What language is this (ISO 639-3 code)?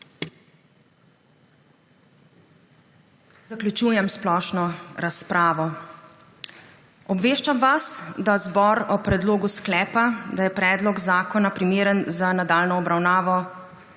slv